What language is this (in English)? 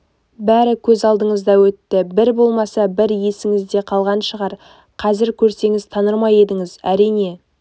Kazakh